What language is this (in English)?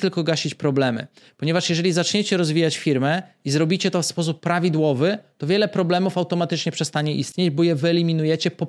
Polish